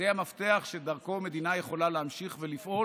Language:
Hebrew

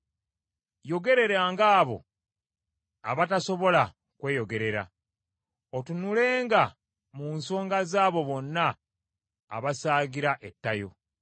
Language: Ganda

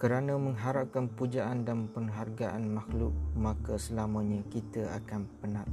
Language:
Malay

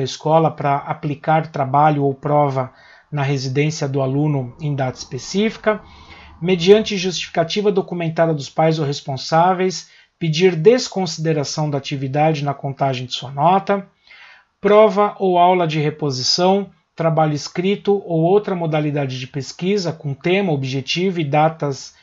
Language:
Portuguese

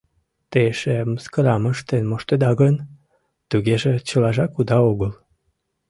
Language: Mari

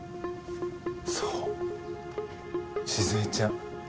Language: Japanese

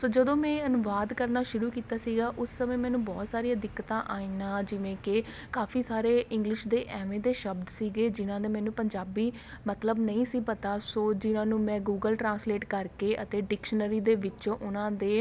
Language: Punjabi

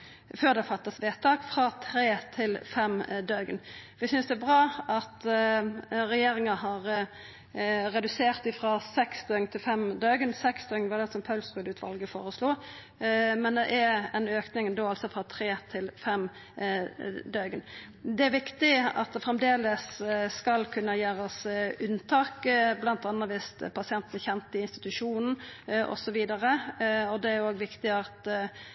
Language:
Norwegian Nynorsk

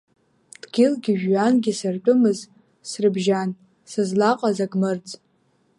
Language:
Abkhazian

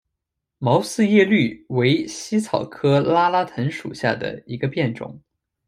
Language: Chinese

